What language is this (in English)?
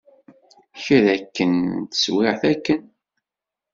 Kabyle